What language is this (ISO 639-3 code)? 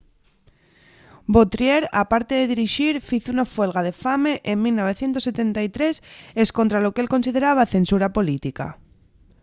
ast